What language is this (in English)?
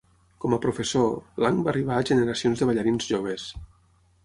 Catalan